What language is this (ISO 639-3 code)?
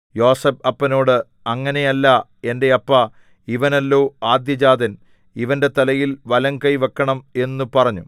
mal